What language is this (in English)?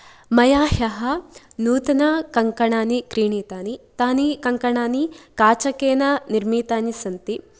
Sanskrit